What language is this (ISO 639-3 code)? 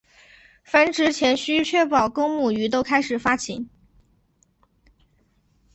zho